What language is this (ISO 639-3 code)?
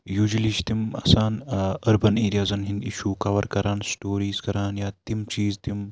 kas